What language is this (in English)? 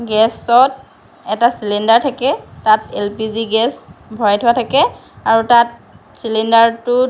Assamese